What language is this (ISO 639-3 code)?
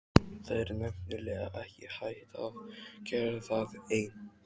isl